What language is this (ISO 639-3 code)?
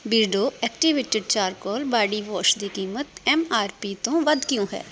pan